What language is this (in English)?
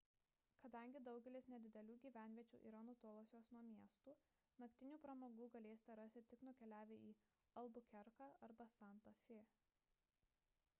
Lithuanian